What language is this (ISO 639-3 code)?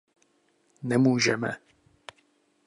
ces